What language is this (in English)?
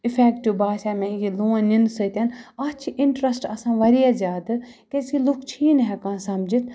Kashmiri